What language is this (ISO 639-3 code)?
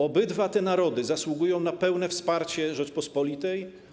pol